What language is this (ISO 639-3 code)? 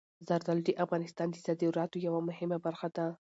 pus